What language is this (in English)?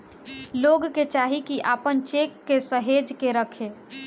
Bhojpuri